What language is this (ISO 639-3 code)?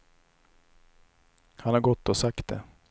swe